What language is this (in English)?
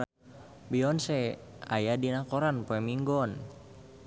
Sundanese